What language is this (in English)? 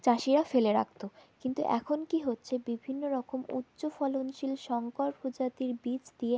Bangla